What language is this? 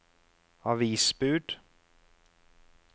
Norwegian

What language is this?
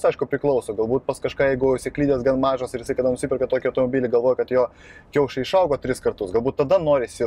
Lithuanian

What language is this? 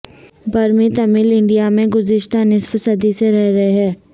Urdu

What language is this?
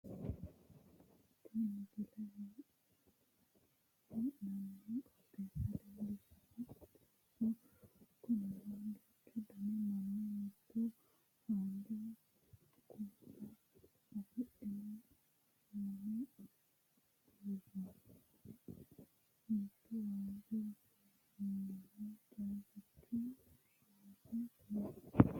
Sidamo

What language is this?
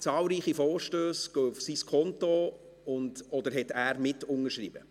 Swiss German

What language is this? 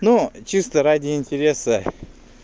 Russian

